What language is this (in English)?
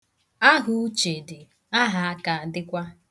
Igbo